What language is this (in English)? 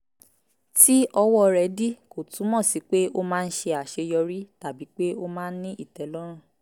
Yoruba